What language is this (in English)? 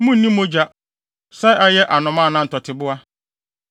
Akan